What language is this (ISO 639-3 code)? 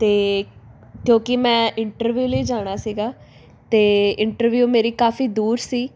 pan